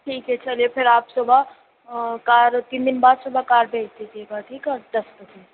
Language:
Urdu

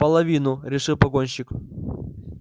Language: Russian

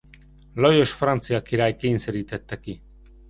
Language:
Hungarian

